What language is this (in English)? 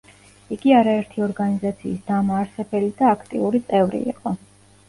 Georgian